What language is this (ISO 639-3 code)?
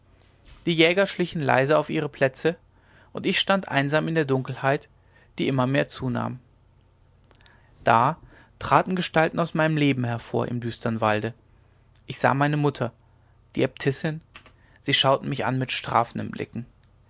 deu